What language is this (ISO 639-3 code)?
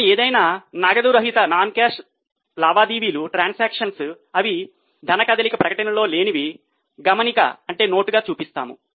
tel